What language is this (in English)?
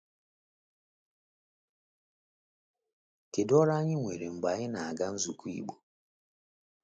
Igbo